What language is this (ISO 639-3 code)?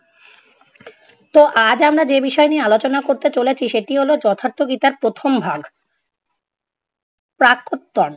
ben